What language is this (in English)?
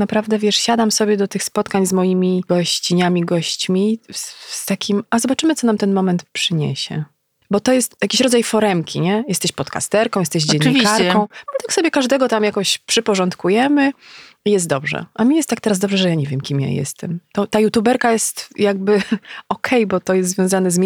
Polish